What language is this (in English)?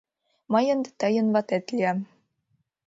Mari